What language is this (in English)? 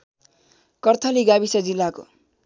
Nepali